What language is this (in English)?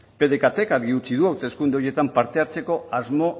Basque